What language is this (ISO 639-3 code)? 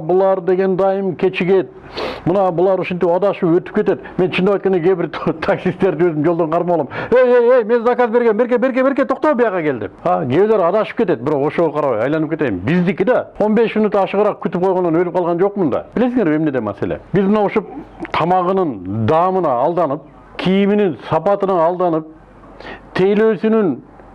tur